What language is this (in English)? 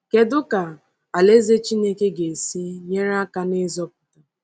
Igbo